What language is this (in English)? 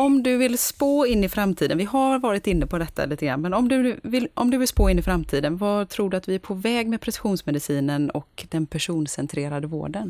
Swedish